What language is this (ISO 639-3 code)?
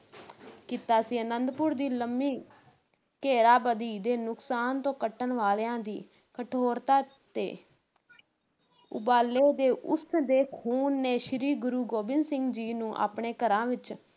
pan